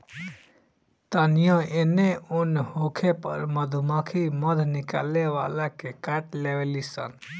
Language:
Bhojpuri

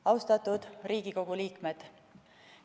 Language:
Estonian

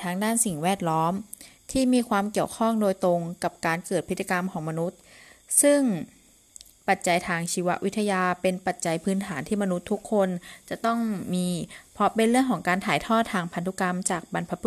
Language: Thai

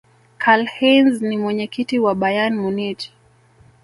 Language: Swahili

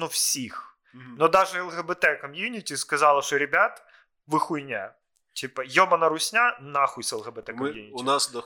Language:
Ukrainian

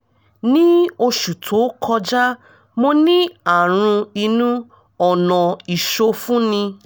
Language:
Yoruba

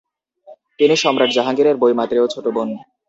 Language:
Bangla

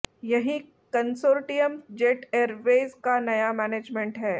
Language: Hindi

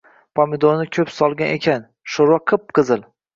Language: Uzbek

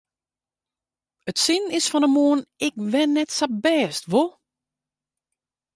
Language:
Western Frisian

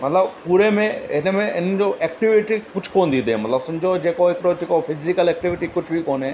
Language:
Sindhi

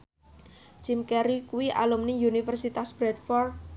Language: Javanese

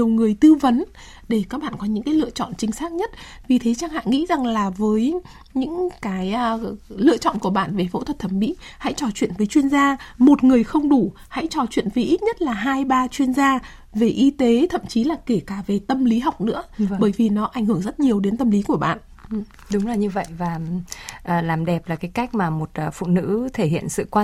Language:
Vietnamese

